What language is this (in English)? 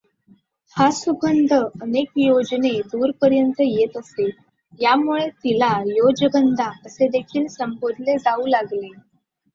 Marathi